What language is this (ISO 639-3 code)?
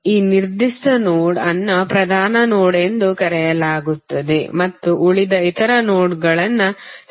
kan